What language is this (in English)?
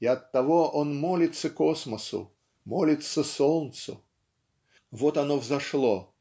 Russian